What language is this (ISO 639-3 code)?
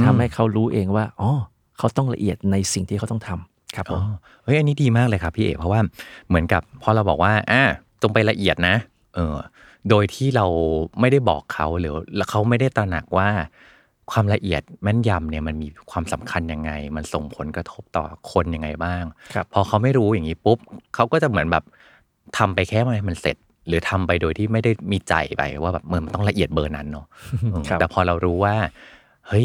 tha